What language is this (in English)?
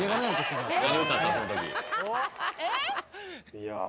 Japanese